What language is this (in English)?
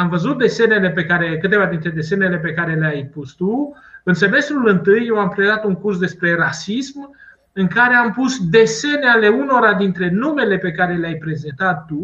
Romanian